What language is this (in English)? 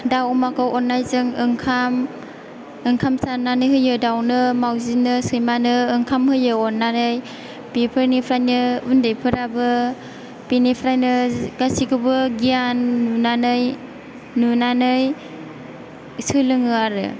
Bodo